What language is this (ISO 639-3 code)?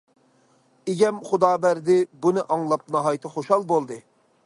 uig